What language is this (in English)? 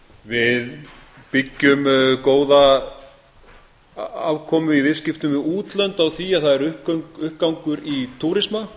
Icelandic